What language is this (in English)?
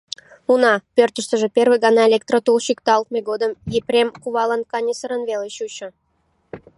Mari